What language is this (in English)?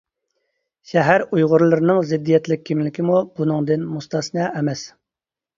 Uyghur